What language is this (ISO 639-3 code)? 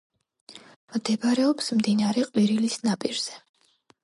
kat